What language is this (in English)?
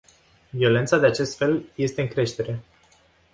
Romanian